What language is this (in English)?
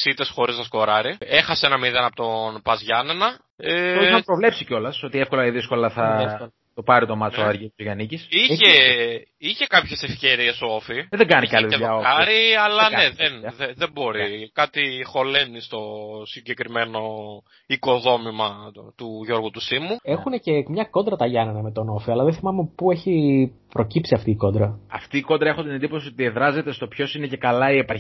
Greek